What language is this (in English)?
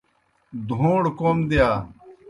Kohistani Shina